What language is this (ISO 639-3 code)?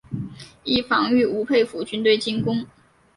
zho